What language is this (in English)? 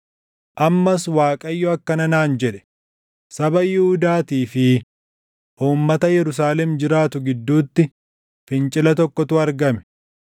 Oromo